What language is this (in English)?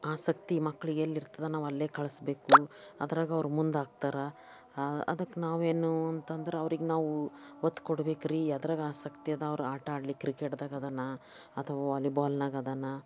Kannada